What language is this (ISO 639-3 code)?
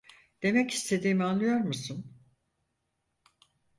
tur